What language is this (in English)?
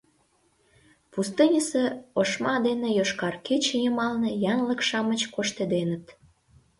Mari